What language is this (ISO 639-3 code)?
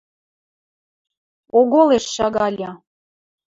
mrj